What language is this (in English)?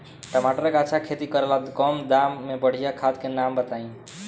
Bhojpuri